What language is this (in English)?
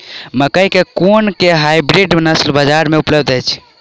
Maithili